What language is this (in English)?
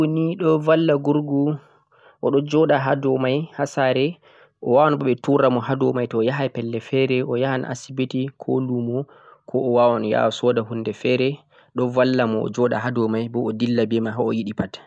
Central-Eastern Niger Fulfulde